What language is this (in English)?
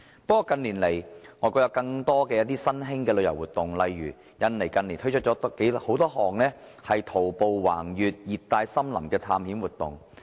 Cantonese